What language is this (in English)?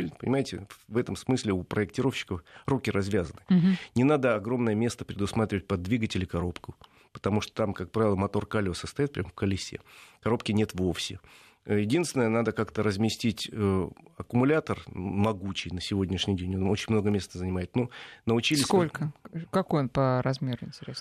Russian